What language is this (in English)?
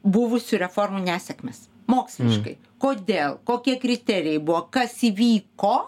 Lithuanian